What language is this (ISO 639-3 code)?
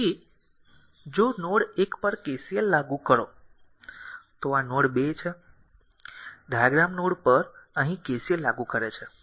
guj